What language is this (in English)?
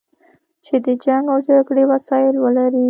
Pashto